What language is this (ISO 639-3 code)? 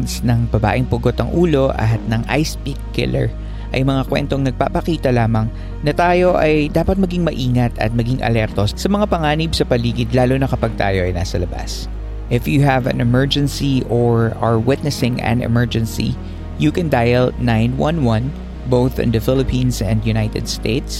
fil